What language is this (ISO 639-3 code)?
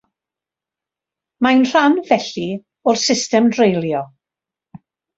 cym